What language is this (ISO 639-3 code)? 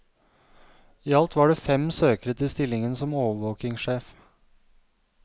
nor